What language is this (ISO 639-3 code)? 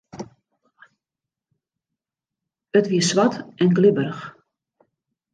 fry